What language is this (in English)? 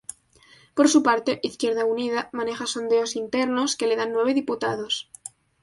Spanish